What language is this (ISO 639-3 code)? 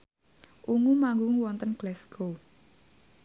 jav